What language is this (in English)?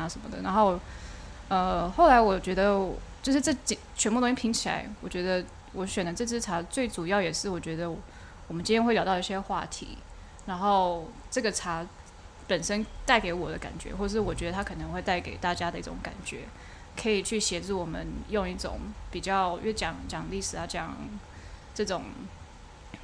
Chinese